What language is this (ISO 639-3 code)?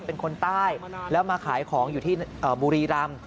tha